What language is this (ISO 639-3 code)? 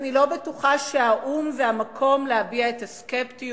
heb